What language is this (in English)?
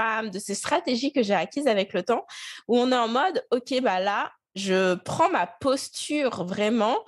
French